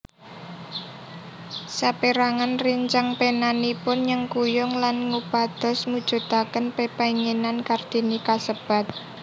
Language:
Javanese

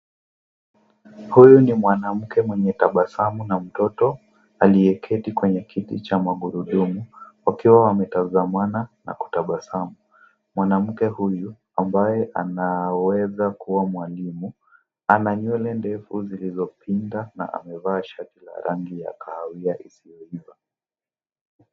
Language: Swahili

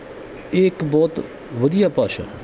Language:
Punjabi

